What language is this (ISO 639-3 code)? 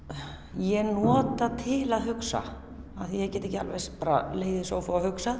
isl